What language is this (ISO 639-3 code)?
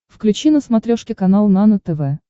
rus